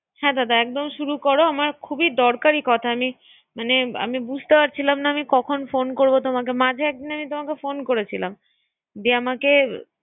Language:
Bangla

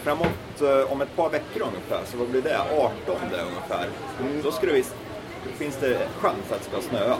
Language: Swedish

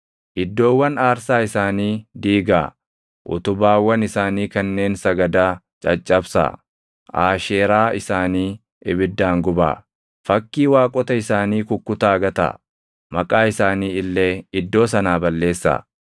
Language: Oromo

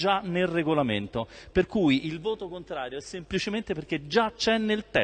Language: Italian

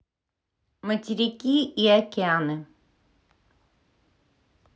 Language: Russian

